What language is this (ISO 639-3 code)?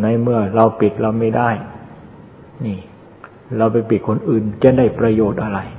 tha